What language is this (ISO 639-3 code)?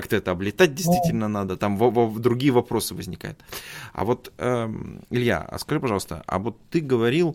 rus